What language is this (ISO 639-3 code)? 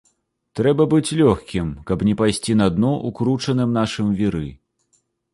bel